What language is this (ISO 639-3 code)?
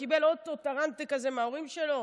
heb